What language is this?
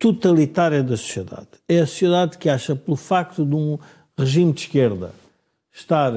Portuguese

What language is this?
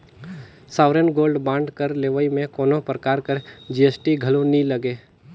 Chhattisgarhi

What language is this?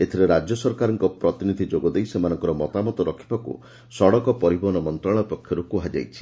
Odia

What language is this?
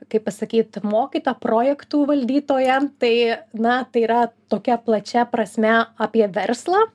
Lithuanian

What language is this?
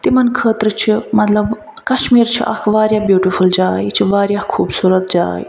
Kashmiri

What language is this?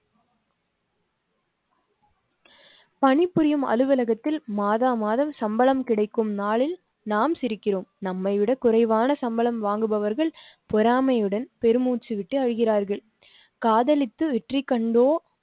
Tamil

